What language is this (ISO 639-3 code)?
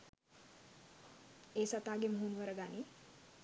sin